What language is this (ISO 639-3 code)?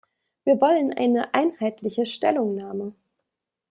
deu